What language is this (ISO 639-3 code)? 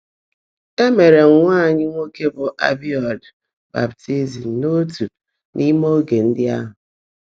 ibo